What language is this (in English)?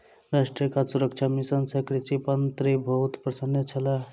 Maithili